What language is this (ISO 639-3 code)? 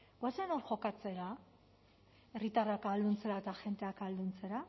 eus